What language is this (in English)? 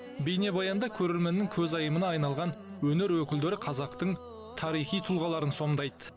Kazakh